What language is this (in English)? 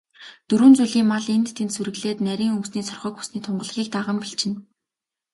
Mongolian